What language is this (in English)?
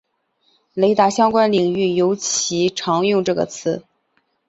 Chinese